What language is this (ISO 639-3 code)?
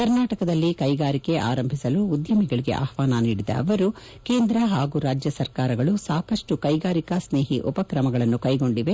kan